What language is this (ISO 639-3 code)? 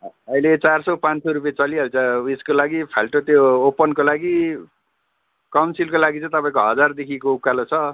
nep